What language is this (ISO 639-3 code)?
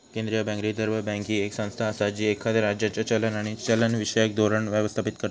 mar